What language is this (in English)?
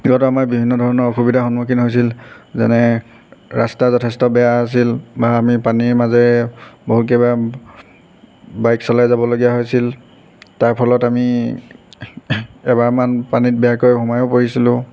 Assamese